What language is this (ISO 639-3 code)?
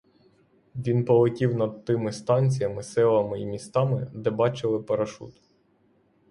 ukr